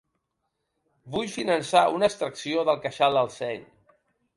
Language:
Catalan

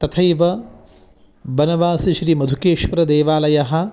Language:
Sanskrit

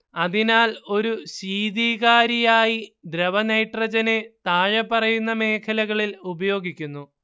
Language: Malayalam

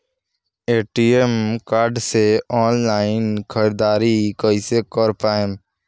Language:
Bhojpuri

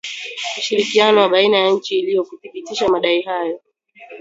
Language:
Swahili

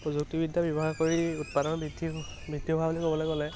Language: Assamese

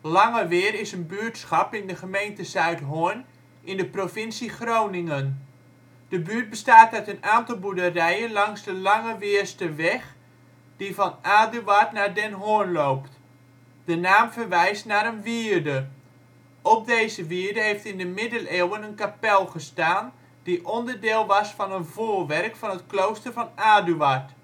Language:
Dutch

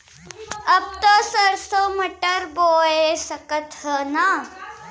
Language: Bhojpuri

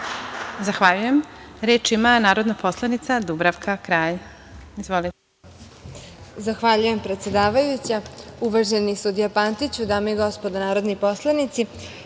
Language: Serbian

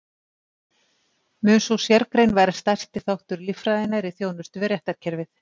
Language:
Icelandic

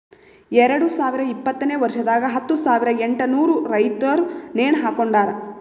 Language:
Kannada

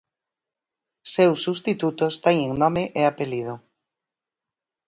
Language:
Galician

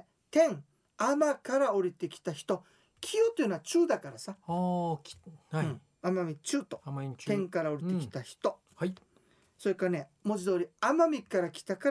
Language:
Japanese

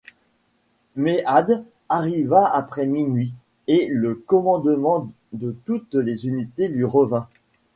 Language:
French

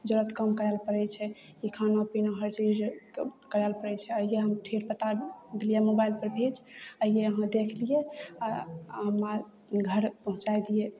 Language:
Maithili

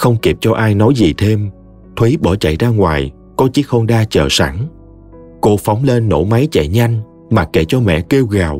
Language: Vietnamese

